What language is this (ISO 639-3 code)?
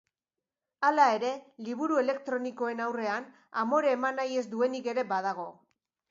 eus